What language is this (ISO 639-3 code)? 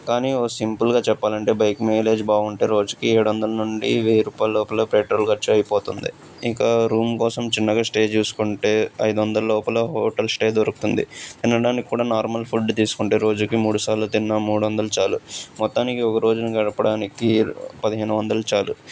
tel